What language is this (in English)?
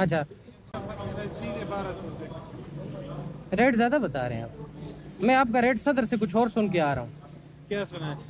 Hindi